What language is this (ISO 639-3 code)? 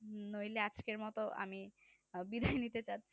ben